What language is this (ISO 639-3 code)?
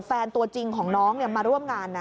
tha